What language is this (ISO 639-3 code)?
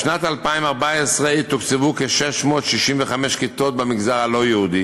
heb